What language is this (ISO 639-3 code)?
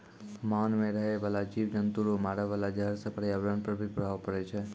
mai